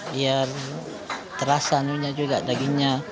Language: Indonesian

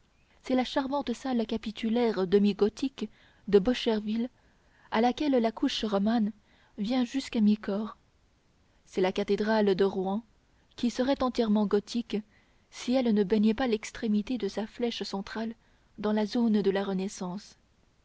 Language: French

